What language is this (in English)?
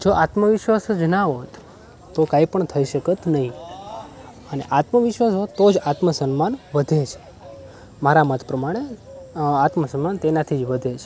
Gujarati